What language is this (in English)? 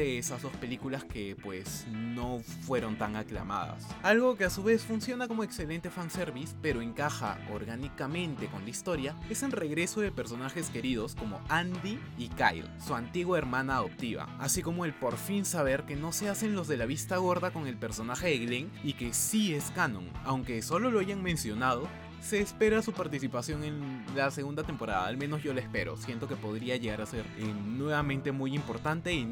Spanish